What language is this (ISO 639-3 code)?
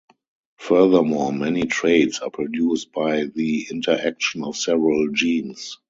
eng